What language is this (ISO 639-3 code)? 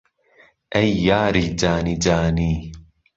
ckb